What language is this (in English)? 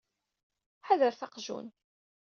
Kabyle